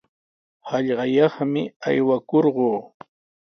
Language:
Sihuas Ancash Quechua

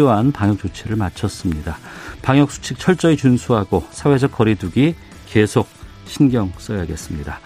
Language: Korean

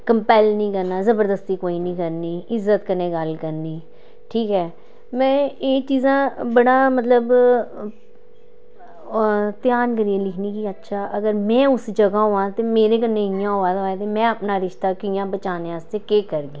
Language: Dogri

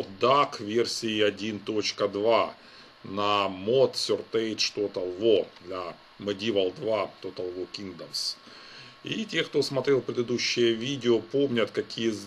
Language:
Russian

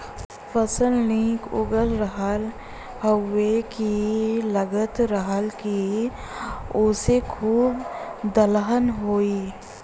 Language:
Bhojpuri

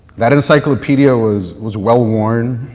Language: English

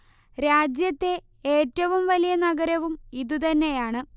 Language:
Malayalam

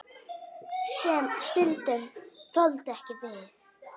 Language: Icelandic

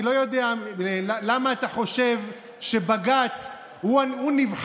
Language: Hebrew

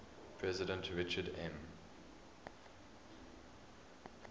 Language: English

